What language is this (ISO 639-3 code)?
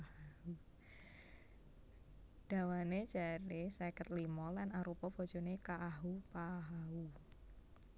jav